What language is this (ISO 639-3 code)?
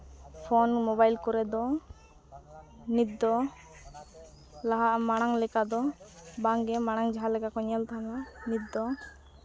sat